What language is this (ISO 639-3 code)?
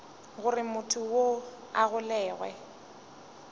nso